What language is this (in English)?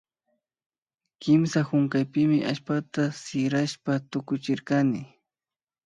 Imbabura Highland Quichua